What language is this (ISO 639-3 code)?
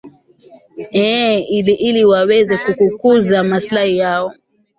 swa